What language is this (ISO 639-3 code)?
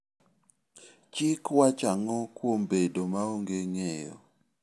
luo